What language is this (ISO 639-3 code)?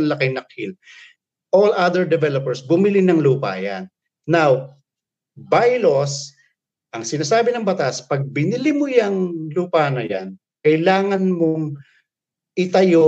fil